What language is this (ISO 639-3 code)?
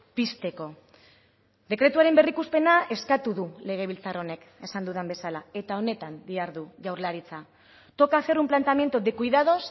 eus